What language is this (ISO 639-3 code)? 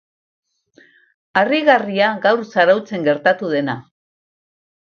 eus